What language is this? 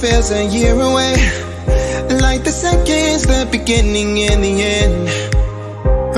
English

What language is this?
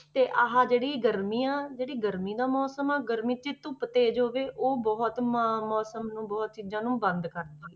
Punjabi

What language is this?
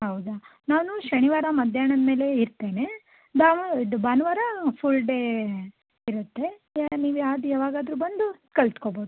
Kannada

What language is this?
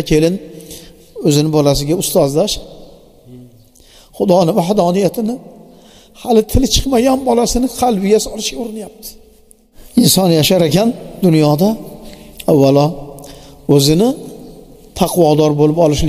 Turkish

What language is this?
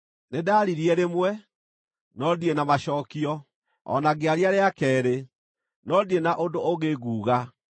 Kikuyu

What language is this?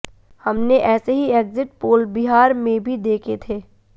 Hindi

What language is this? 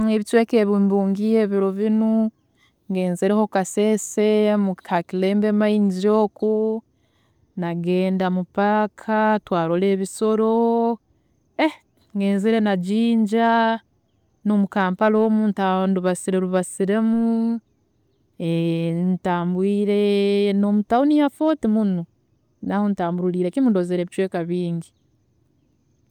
Tooro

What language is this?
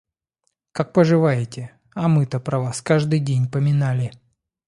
Russian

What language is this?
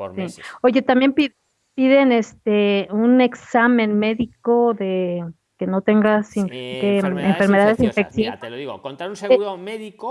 Spanish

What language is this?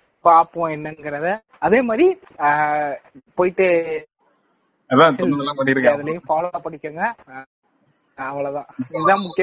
Tamil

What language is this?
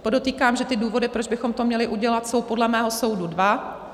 Czech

